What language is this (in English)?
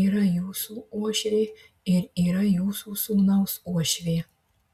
Lithuanian